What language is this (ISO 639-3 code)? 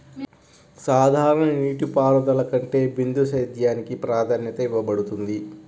tel